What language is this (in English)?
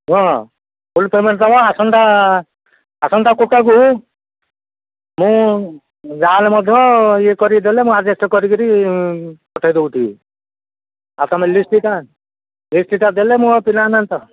Odia